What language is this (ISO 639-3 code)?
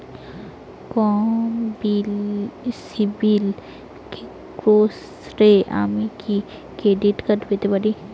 ben